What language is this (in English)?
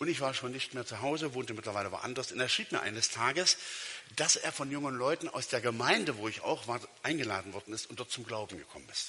German